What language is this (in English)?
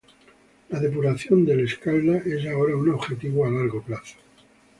Spanish